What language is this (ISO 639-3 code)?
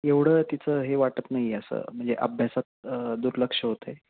mar